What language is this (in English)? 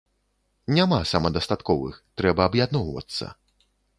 Belarusian